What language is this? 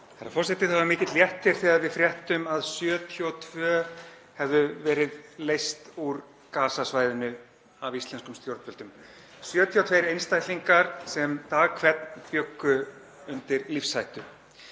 Icelandic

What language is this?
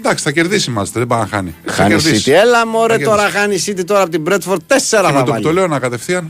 Greek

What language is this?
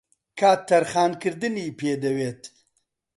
Central Kurdish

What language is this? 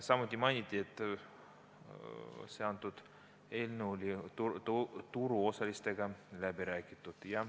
Estonian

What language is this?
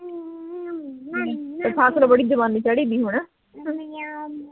Punjabi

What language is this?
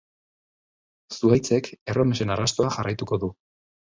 Basque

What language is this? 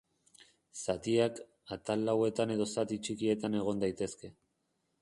Basque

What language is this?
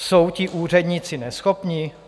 Czech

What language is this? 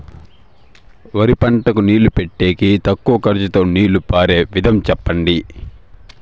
Telugu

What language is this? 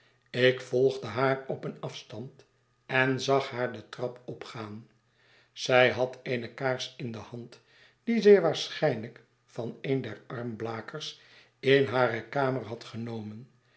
Dutch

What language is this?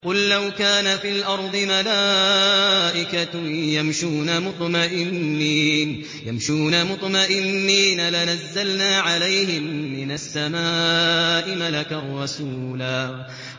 Arabic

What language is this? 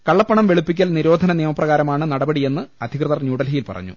Malayalam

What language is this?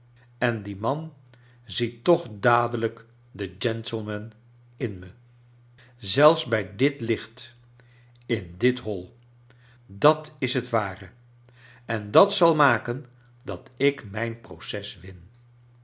Dutch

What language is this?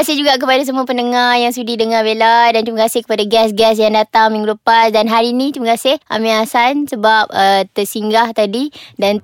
Malay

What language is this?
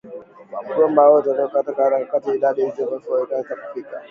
Swahili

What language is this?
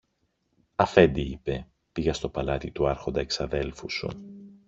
Greek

